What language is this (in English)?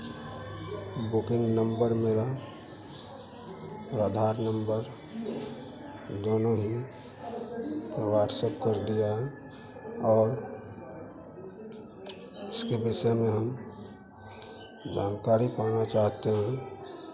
Hindi